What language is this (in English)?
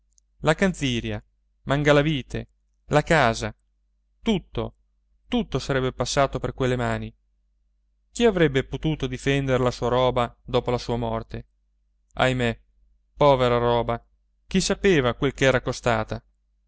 Italian